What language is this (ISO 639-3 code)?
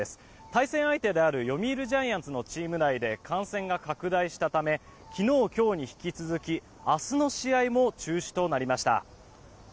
jpn